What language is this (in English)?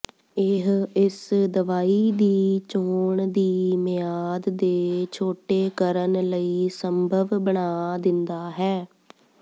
Punjabi